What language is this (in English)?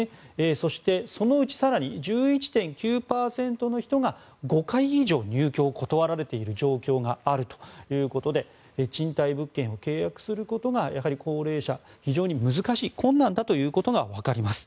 Japanese